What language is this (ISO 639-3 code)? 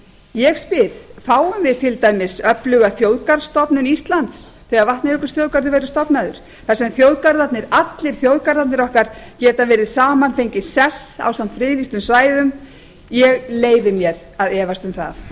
isl